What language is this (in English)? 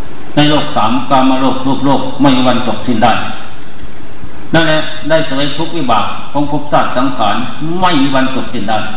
Thai